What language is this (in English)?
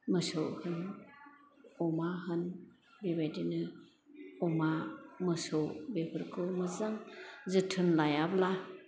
Bodo